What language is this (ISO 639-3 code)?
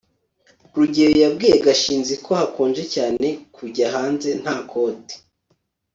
kin